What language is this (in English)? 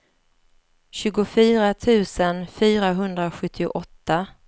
Swedish